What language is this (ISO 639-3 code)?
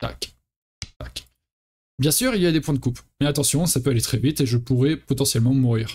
fra